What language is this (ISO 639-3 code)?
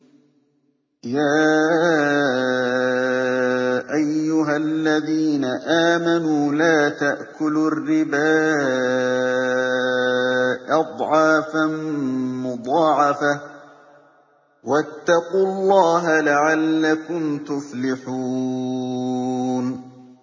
ara